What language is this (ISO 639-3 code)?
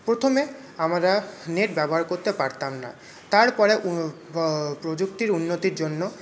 ben